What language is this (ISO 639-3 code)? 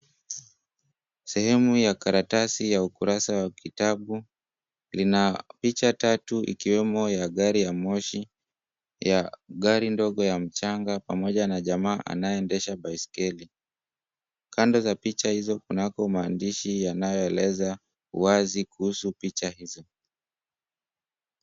swa